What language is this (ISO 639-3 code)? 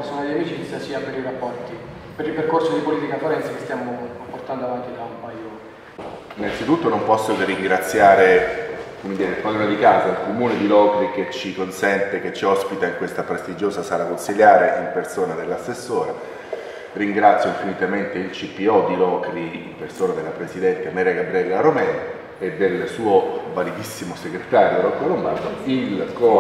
ita